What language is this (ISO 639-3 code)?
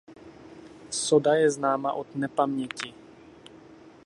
ces